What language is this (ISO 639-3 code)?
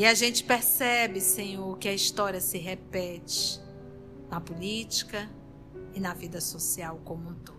por